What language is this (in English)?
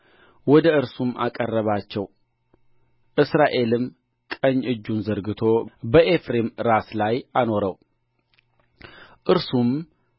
Amharic